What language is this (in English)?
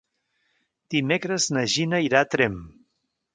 Catalan